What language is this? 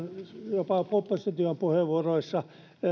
Finnish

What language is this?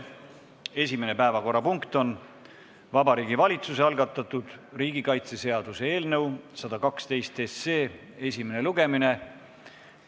Estonian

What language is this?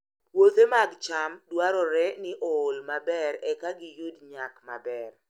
Luo (Kenya and Tanzania)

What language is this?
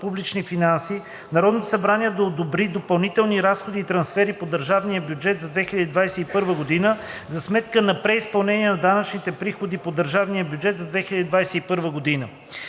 Bulgarian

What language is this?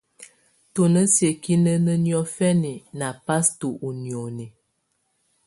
Tunen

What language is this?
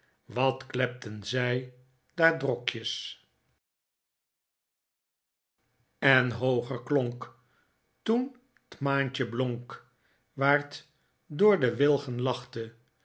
Dutch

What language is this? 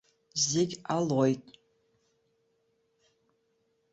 Abkhazian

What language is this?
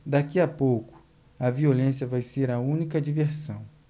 Portuguese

